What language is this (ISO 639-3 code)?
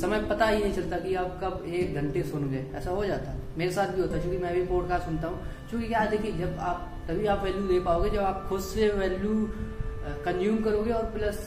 hin